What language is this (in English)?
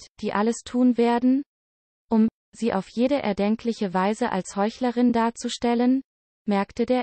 German